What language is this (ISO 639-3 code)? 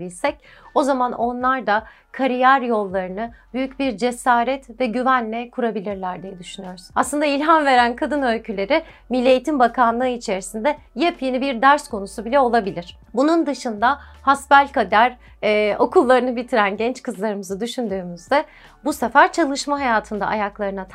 tur